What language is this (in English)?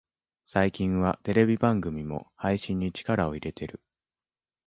Japanese